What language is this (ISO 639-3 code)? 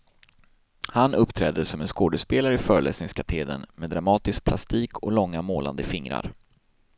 swe